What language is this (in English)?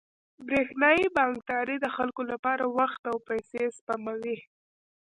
Pashto